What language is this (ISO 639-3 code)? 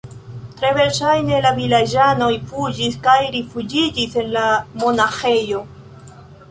epo